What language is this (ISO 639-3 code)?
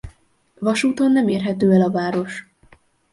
hun